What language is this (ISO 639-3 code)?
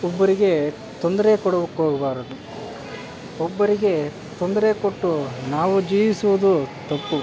kan